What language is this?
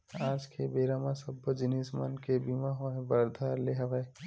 Chhattisgarhi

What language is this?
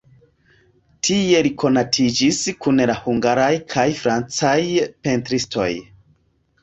Esperanto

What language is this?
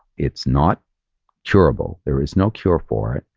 English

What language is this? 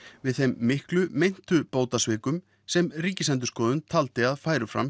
Icelandic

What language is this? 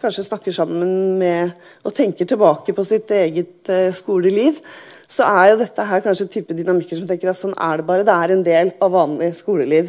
Norwegian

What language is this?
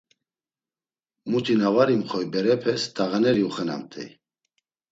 Laz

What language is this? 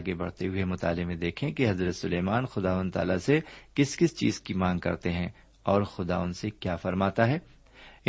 Urdu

